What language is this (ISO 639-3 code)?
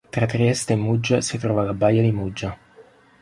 ita